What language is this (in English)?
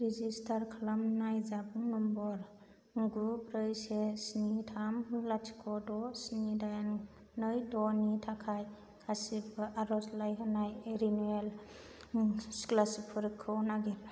Bodo